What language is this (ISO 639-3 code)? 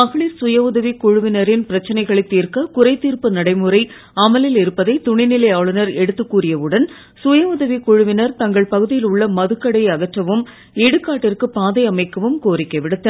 tam